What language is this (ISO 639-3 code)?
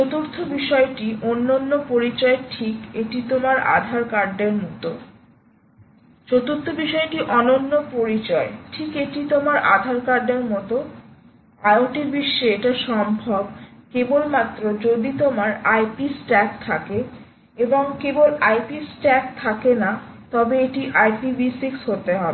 ben